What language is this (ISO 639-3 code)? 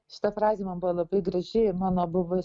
lit